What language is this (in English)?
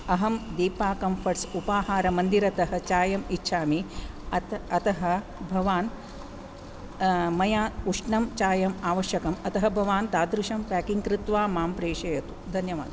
Sanskrit